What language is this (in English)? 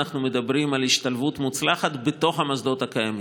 Hebrew